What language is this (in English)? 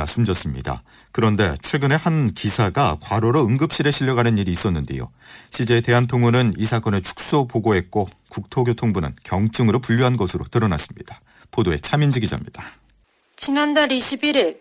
Korean